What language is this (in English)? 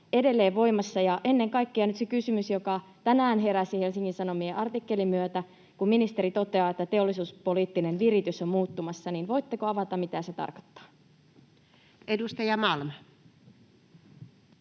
Finnish